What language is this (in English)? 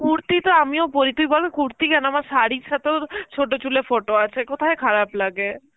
Bangla